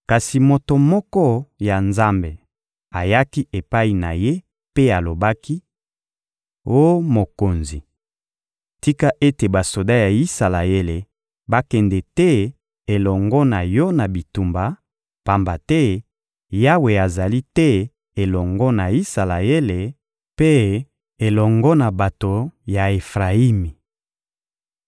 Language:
Lingala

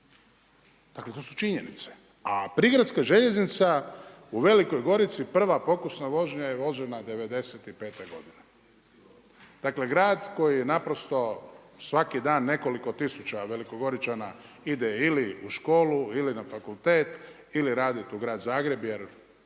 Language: Croatian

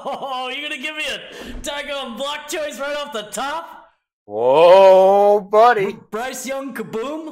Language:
English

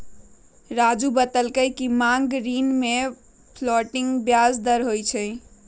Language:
Magahi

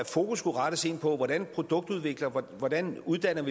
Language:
Danish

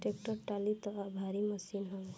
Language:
Bhojpuri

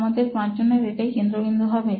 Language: Bangla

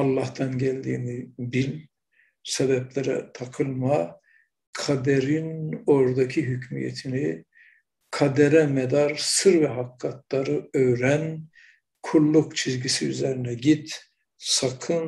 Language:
Turkish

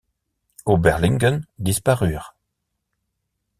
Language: French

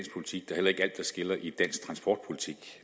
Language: Danish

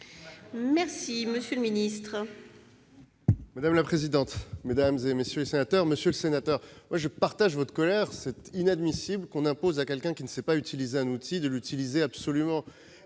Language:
French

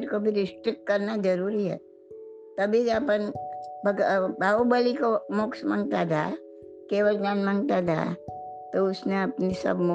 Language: Gujarati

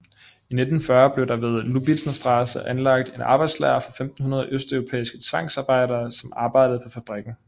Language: Danish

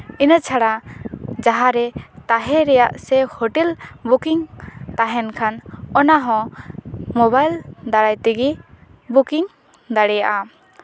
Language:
Santali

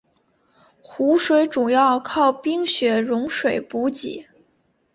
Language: Chinese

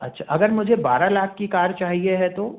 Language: Hindi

